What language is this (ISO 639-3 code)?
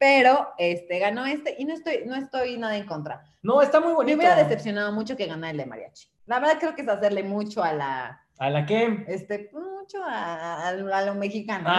spa